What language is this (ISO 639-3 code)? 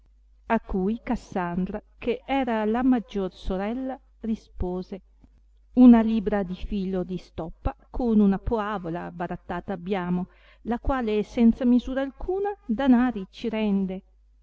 ita